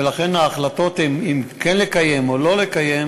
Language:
Hebrew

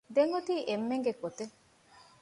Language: Divehi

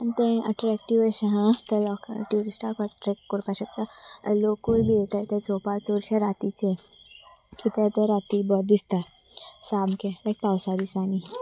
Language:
Konkani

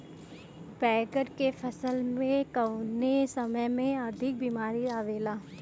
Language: Bhojpuri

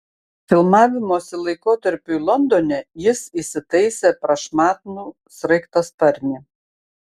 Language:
Lithuanian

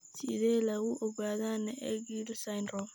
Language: Somali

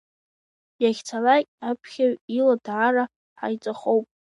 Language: Abkhazian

